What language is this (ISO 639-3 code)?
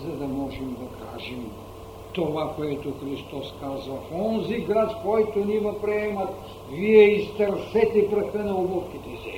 bul